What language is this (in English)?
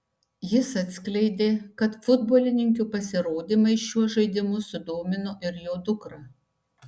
Lithuanian